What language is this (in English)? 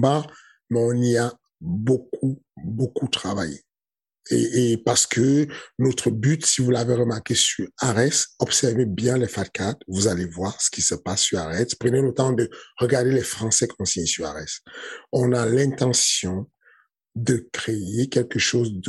French